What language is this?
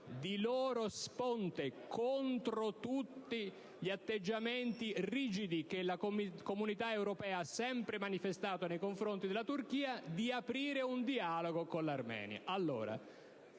Italian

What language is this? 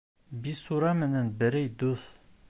Bashkir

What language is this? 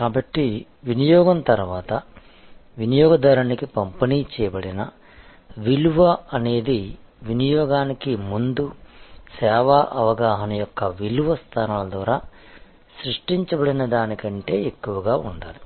Telugu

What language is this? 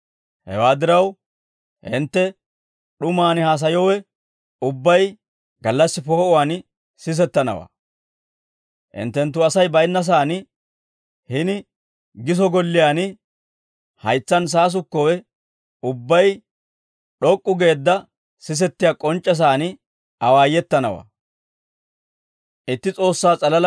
Dawro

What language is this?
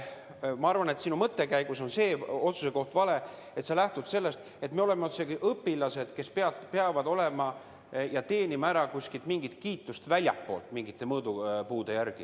Estonian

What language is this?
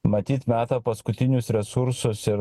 Lithuanian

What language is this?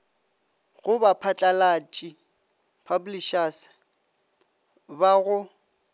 Northern Sotho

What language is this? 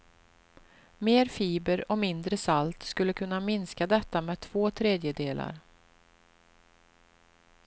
Swedish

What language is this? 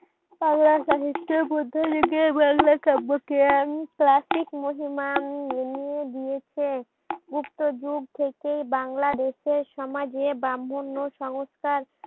Bangla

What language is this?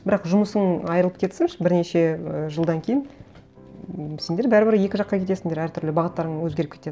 Kazakh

